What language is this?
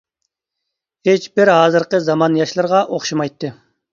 Uyghur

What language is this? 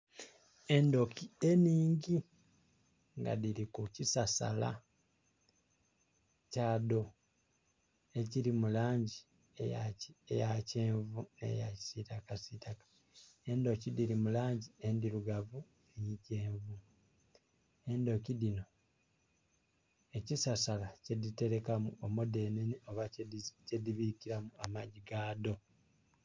Soga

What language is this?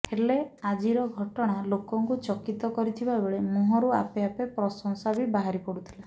Odia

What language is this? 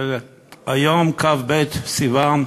Hebrew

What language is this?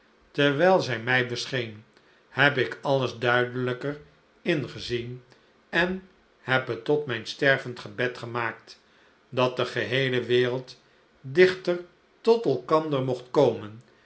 Dutch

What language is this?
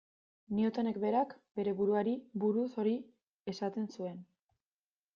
Basque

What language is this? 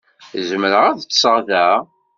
Kabyle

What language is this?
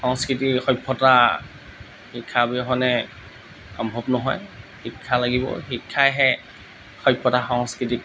Assamese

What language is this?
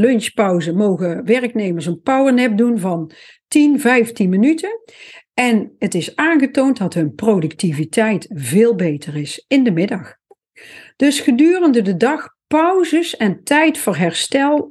Dutch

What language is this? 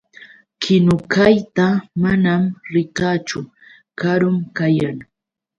Yauyos Quechua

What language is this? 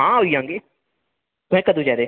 Dogri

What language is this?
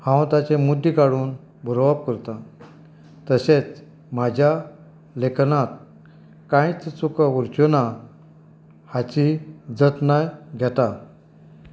Konkani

